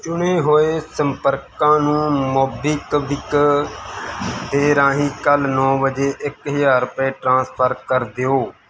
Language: Punjabi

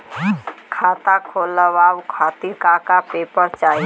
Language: Bhojpuri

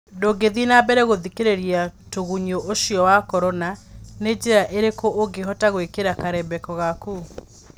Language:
Kikuyu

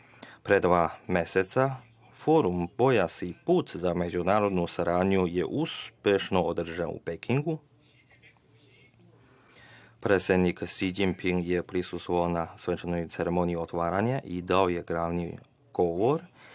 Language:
Serbian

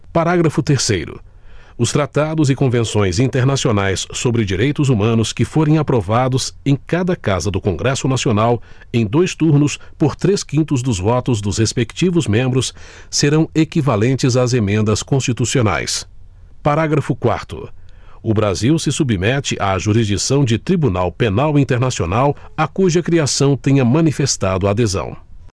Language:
Portuguese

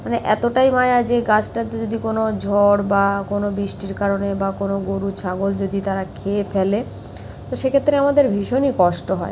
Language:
Bangla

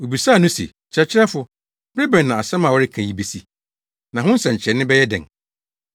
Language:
Akan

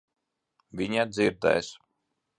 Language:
Latvian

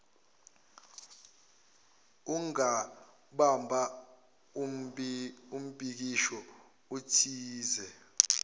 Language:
Zulu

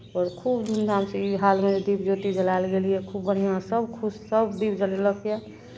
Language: Maithili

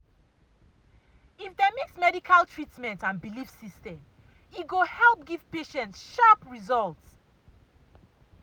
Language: Nigerian Pidgin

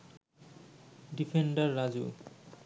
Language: Bangla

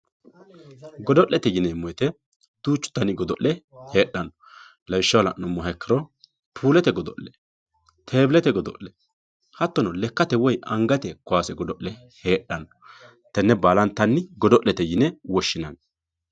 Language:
Sidamo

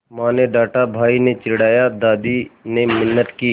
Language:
Hindi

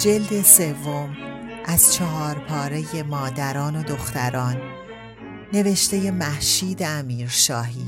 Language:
Persian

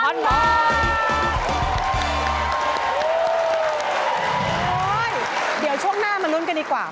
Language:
Thai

